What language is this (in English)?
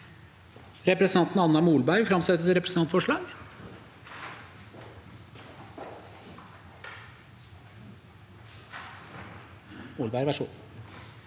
Norwegian